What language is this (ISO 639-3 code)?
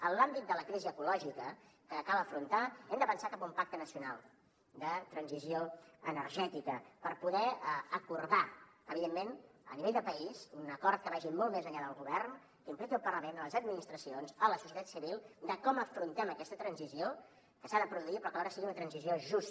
cat